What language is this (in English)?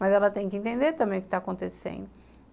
Portuguese